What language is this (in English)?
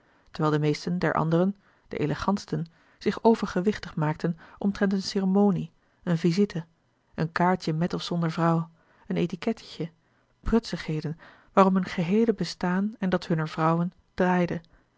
Dutch